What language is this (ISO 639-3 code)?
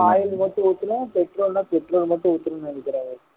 tam